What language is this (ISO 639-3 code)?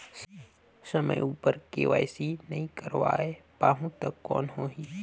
hne